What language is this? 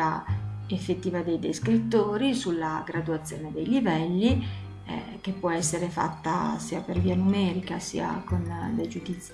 Italian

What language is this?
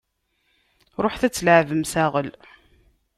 Kabyle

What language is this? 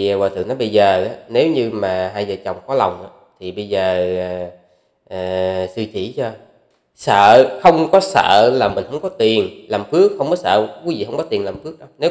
Vietnamese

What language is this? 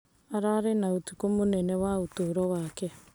Kikuyu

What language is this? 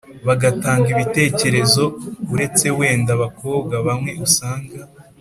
Kinyarwanda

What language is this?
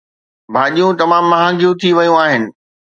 Sindhi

